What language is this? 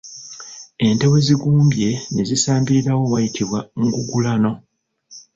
Ganda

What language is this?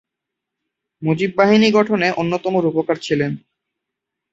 Bangla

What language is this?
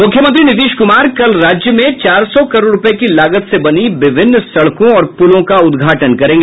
Hindi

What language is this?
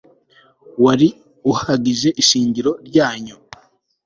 Kinyarwanda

